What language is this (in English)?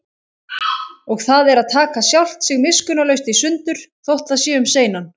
Icelandic